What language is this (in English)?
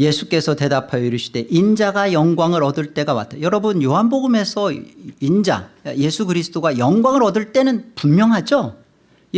Korean